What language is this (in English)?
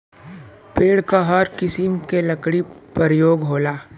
Bhojpuri